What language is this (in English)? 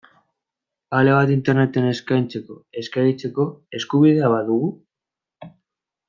Basque